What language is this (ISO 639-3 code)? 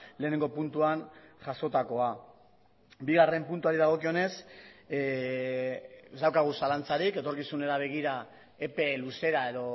eus